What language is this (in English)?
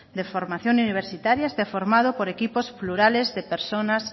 Spanish